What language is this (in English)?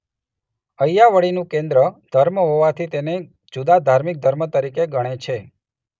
Gujarati